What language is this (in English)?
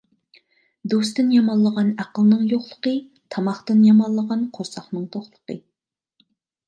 Uyghur